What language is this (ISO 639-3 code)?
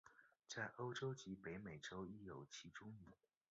zho